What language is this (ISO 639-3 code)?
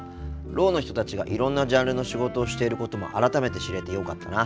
jpn